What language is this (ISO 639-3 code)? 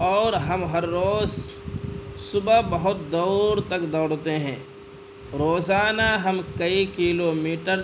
urd